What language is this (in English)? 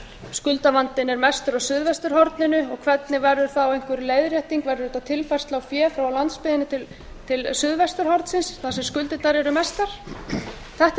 Icelandic